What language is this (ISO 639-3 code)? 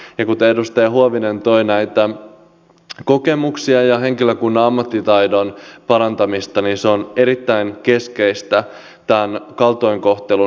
fin